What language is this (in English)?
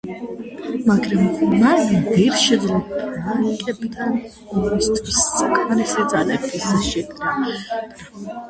Georgian